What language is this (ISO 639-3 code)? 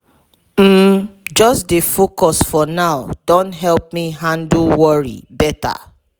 pcm